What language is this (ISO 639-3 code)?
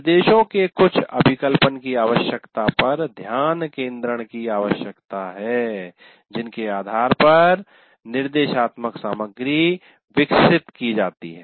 hin